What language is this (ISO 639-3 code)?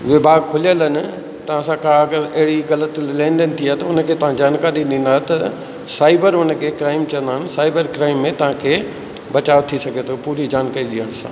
snd